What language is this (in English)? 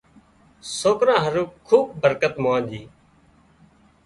Wadiyara Koli